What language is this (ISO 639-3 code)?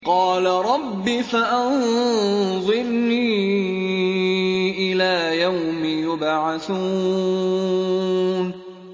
ara